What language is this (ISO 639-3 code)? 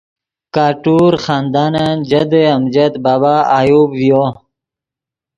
ydg